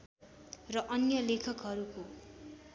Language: Nepali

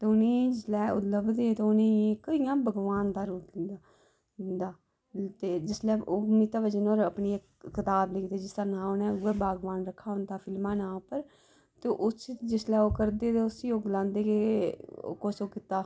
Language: Dogri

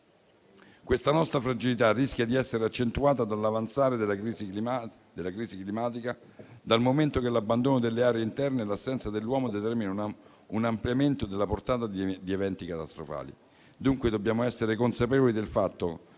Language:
Italian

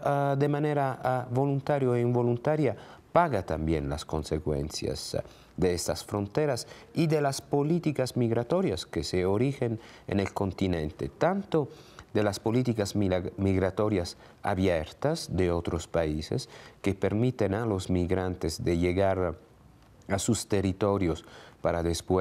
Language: Spanish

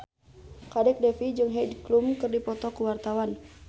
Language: Sundanese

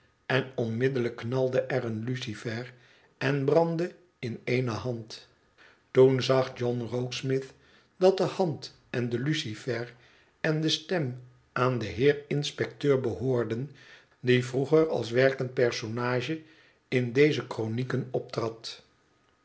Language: Dutch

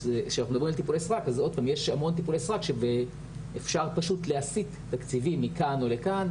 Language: Hebrew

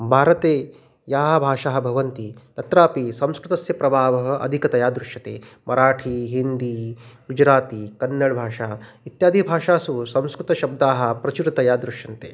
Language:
Sanskrit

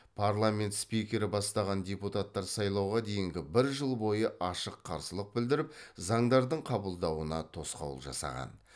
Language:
Kazakh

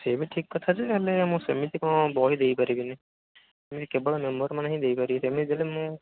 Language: Odia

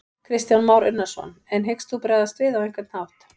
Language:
Icelandic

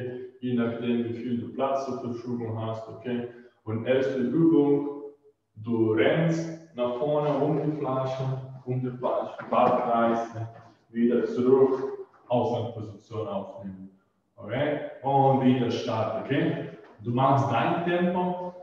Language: German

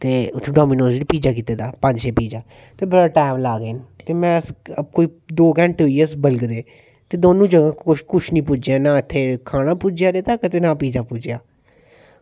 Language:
Dogri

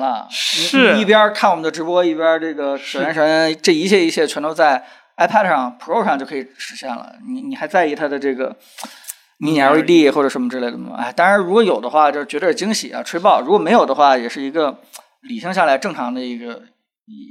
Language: Chinese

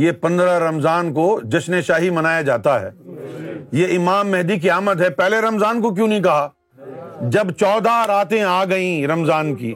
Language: Urdu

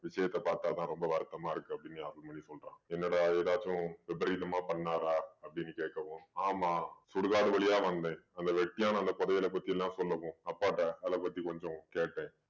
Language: Tamil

